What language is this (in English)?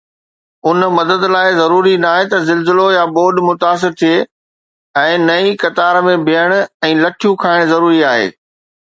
Sindhi